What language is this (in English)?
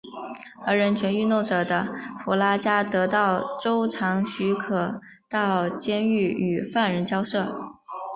Chinese